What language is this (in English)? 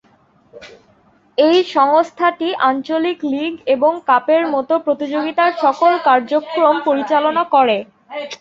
Bangla